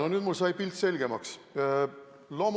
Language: Estonian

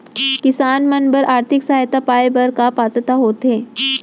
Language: Chhattisgarhi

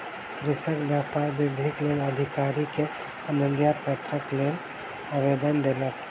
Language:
Maithili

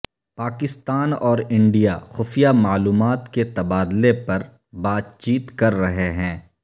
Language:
Urdu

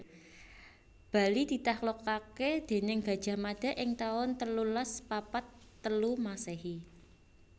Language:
Javanese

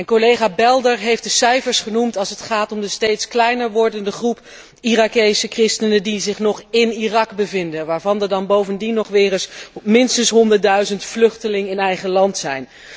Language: Dutch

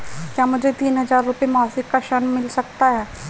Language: Hindi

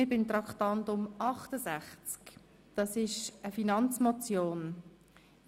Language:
Swiss German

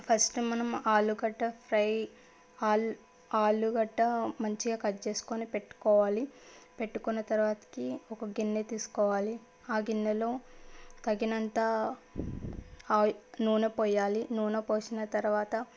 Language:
Telugu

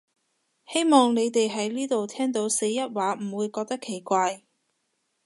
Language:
Cantonese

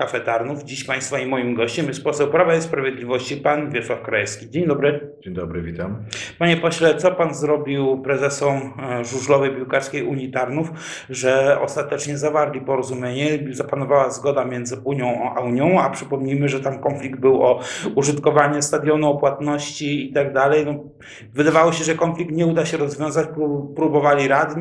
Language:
Polish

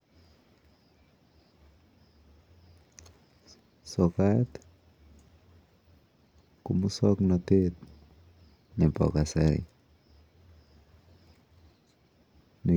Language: Kalenjin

